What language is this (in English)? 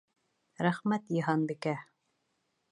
Bashkir